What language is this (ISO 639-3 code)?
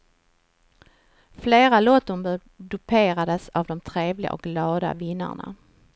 swe